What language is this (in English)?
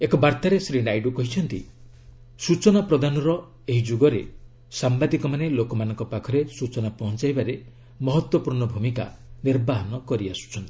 Odia